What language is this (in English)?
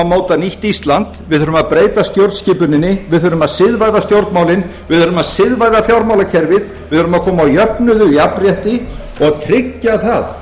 Icelandic